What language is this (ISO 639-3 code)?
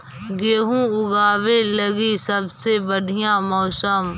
mag